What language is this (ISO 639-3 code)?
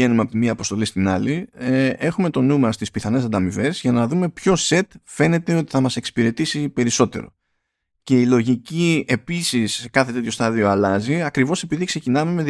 ell